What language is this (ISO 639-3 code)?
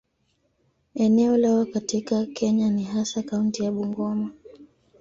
swa